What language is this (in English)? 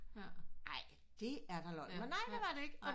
Danish